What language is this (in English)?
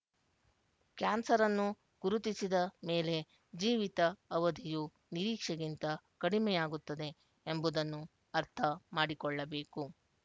Kannada